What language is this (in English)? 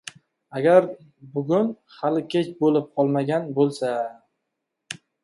Uzbek